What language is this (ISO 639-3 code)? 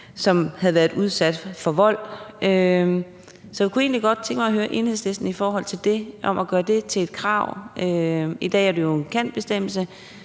dan